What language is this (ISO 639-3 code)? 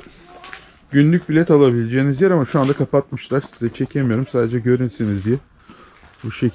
tur